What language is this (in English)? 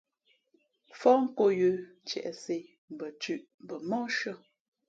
Fe'fe'